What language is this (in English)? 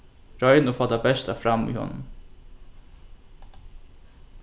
Faroese